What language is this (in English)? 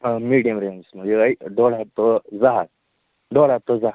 Kashmiri